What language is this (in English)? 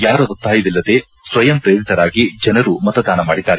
Kannada